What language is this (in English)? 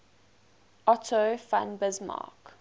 English